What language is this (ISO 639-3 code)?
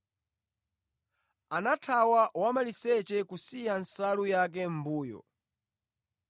nya